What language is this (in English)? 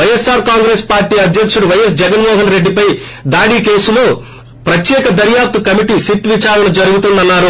Telugu